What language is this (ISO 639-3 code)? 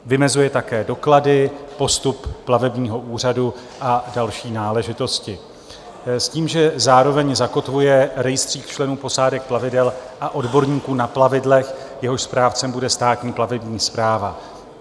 ces